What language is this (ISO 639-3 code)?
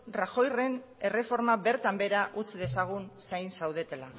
eus